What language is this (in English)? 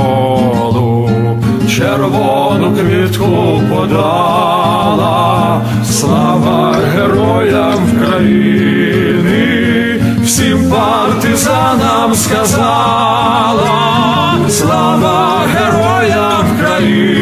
Russian